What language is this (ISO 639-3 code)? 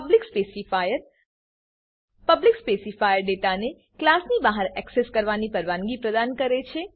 guj